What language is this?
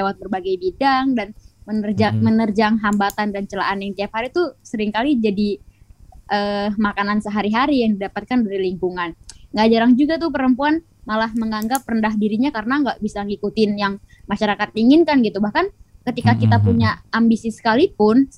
Indonesian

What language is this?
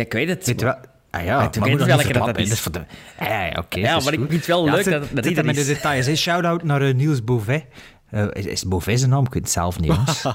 Dutch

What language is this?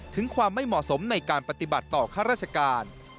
Thai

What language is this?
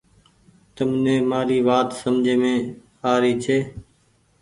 Goaria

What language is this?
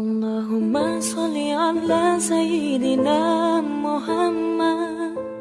Indonesian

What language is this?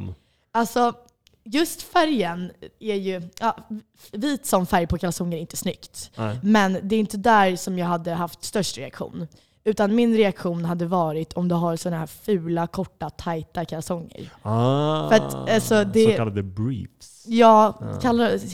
Swedish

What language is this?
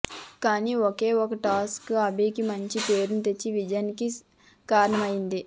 Telugu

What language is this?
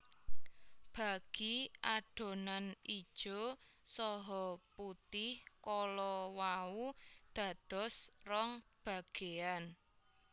Javanese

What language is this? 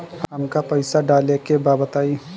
Bhojpuri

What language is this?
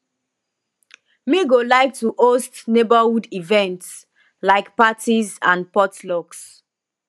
Nigerian Pidgin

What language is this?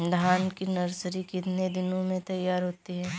Hindi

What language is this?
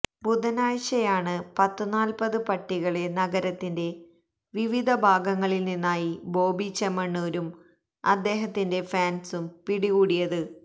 Malayalam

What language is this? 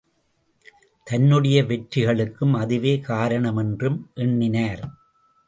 Tamil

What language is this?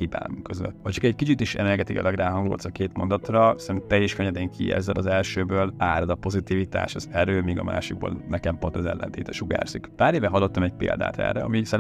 Hungarian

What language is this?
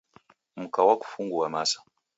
Taita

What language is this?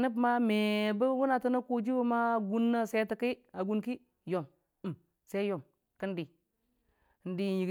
Dijim-Bwilim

